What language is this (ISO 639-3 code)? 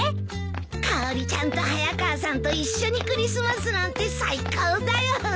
jpn